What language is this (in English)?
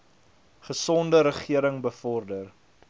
Afrikaans